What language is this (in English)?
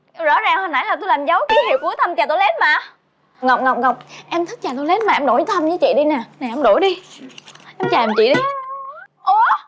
Vietnamese